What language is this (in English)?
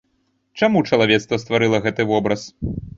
Belarusian